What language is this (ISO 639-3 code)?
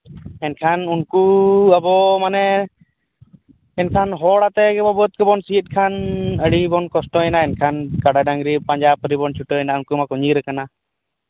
sat